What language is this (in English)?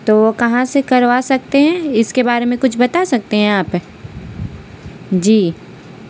Urdu